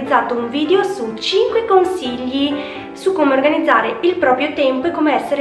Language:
Italian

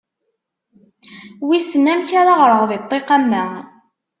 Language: Kabyle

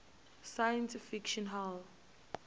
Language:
Venda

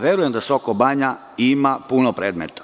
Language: Serbian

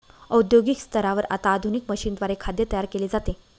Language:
Marathi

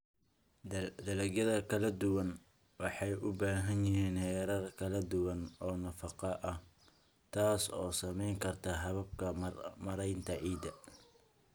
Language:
Somali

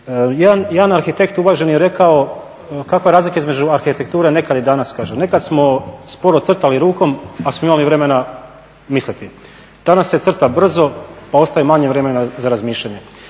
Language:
Croatian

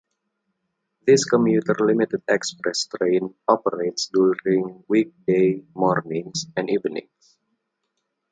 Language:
English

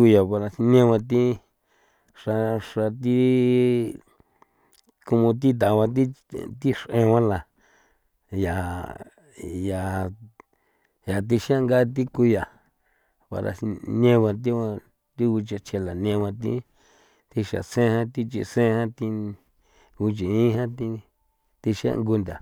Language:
San Felipe Otlaltepec Popoloca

